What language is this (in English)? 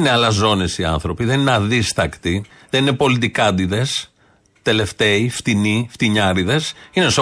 Greek